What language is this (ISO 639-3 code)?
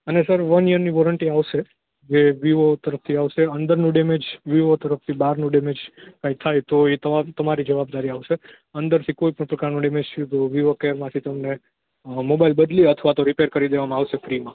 guj